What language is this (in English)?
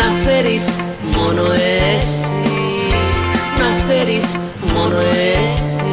Greek